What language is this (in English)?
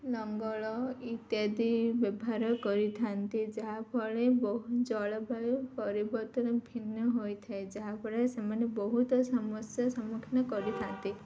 Odia